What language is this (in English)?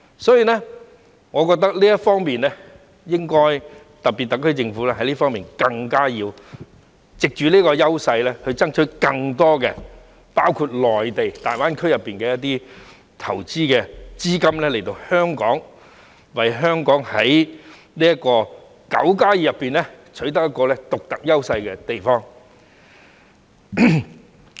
Cantonese